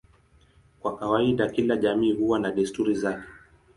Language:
Swahili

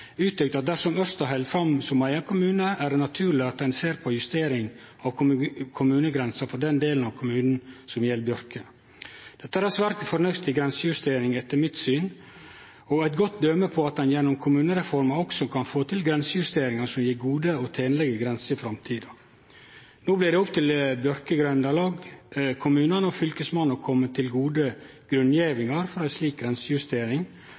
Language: Norwegian Nynorsk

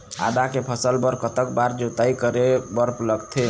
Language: Chhattisgarhi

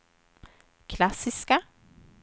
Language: Swedish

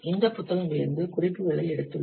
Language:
Tamil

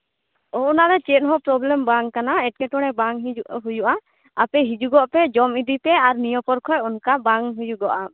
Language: Santali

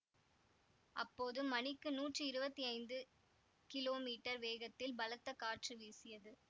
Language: Tamil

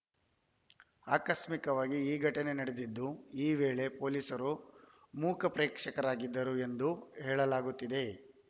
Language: Kannada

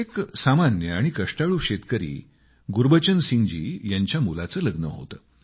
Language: Marathi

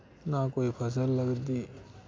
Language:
Dogri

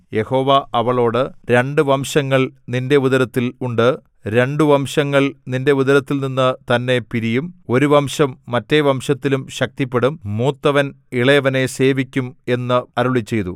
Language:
Malayalam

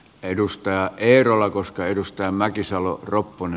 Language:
Finnish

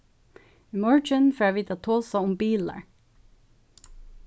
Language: Faroese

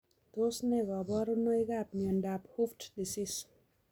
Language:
Kalenjin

